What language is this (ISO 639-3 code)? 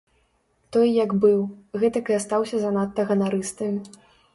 bel